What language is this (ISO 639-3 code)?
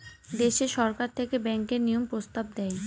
ben